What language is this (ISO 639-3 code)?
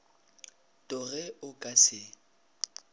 nso